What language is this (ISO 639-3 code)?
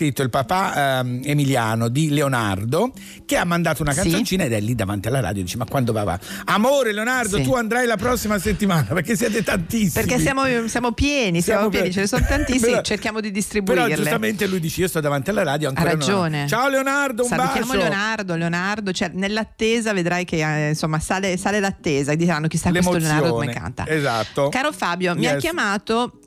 ita